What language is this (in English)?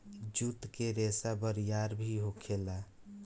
Bhojpuri